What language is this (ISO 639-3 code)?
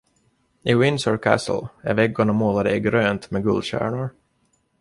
swe